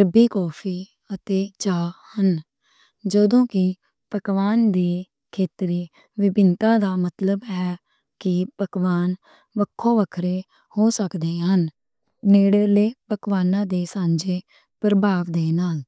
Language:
Western Panjabi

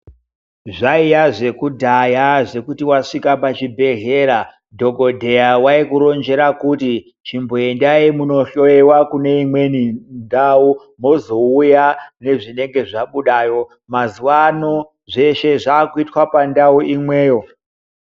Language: Ndau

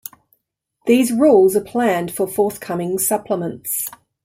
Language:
English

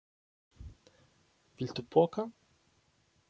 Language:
Icelandic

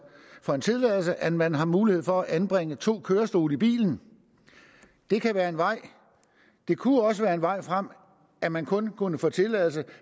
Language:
Danish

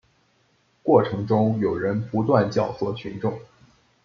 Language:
Chinese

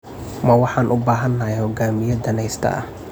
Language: Somali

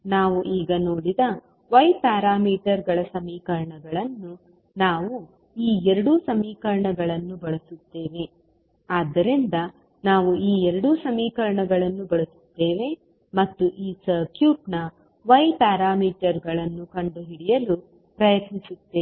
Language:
Kannada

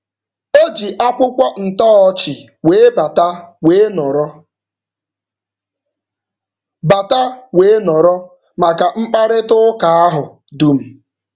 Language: Igbo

